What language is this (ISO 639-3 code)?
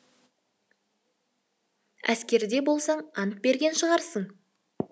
kaz